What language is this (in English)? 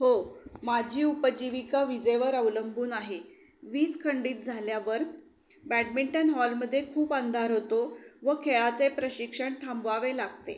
Marathi